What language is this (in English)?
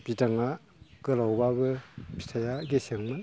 Bodo